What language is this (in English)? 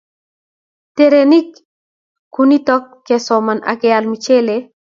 Kalenjin